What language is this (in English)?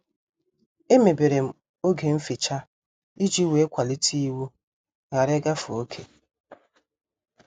Igbo